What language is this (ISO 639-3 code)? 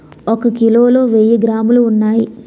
tel